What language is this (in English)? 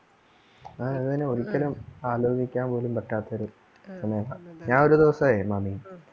Malayalam